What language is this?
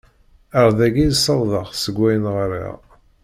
Kabyle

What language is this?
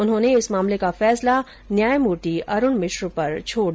Hindi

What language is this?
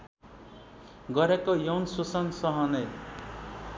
Nepali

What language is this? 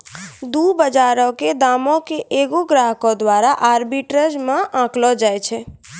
Maithili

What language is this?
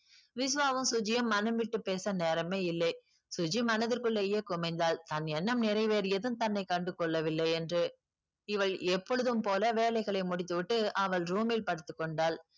Tamil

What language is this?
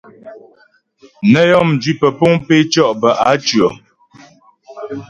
Ghomala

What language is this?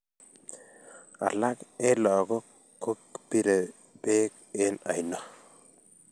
Kalenjin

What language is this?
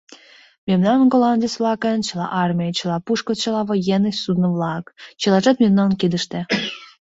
Mari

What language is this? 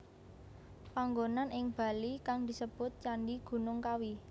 Javanese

